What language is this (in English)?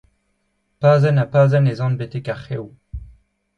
Breton